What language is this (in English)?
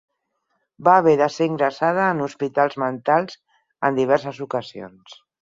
Catalan